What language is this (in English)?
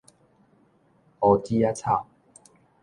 Min Nan Chinese